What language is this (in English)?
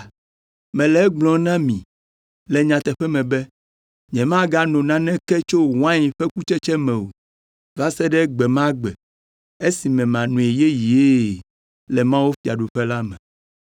Ewe